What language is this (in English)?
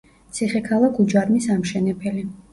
Georgian